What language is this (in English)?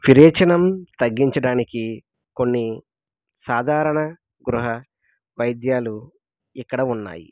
Telugu